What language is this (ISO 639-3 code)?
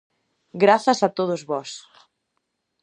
glg